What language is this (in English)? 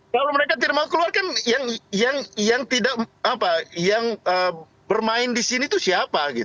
Indonesian